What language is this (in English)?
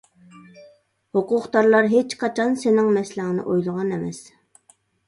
Uyghur